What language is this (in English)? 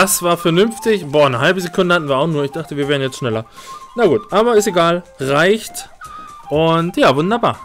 German